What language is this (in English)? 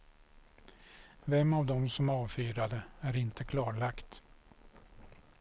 Swedish